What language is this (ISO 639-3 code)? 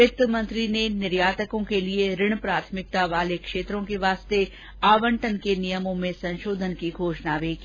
hin